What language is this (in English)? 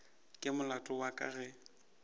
Northern Sotho